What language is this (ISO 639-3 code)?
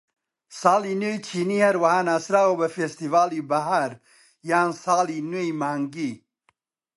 ckb